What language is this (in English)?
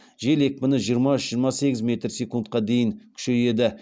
Kazakh